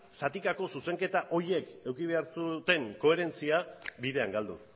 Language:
Basque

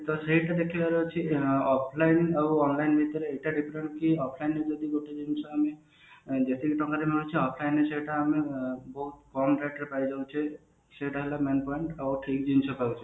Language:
Odia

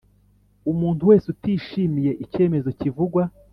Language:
Kinyarwanda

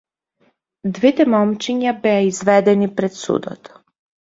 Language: Macedonian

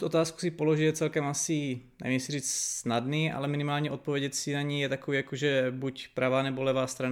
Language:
Czech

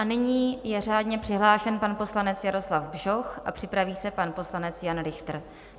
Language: Czech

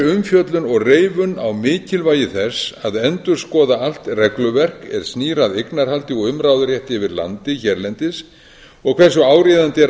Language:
Icelandic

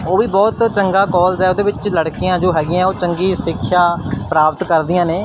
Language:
Punjabi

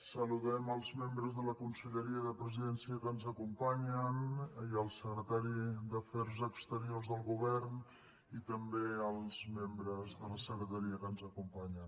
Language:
Catalan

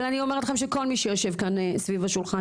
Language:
Hebrew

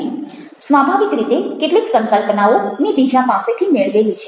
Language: Gujarati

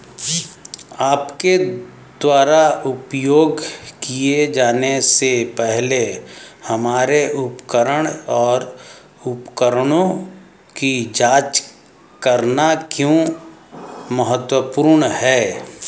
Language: Hindi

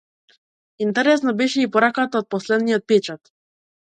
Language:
Macedonian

